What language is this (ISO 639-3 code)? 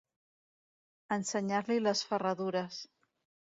cat